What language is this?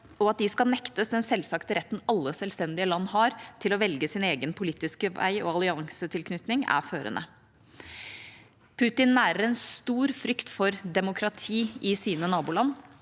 Norwegian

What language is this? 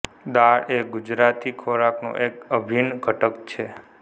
Gujarati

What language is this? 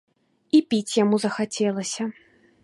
Belarusian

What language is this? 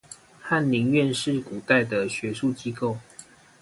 Chinese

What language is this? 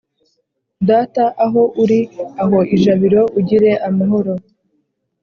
Kinyarwanda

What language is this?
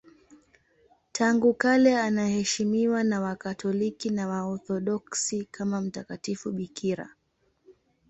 Swahili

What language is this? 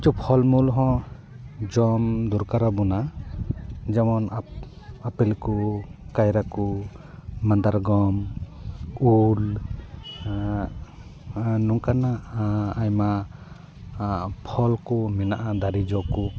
Santali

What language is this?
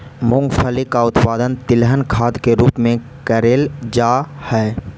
Magahi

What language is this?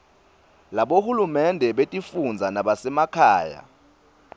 Swati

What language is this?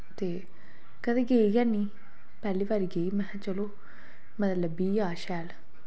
Dogri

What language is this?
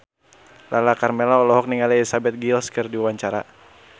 Sundanese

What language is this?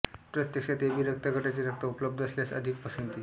Marathi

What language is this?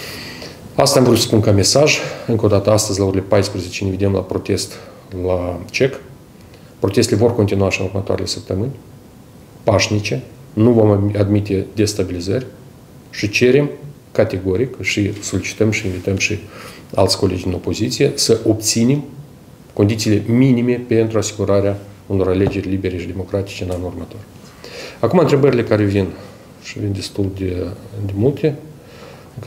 Russian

